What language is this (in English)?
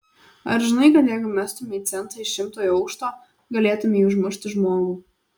Lithuanian